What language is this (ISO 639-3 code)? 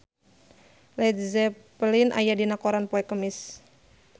sun